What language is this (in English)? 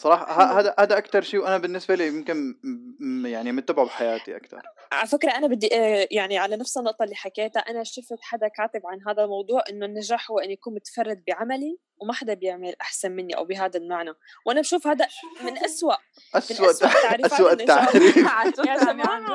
Arabic